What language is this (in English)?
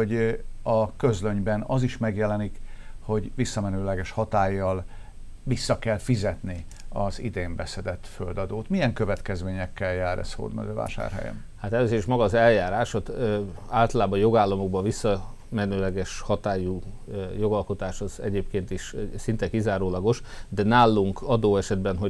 Hungarian